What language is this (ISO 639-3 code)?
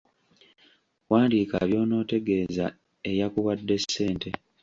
lug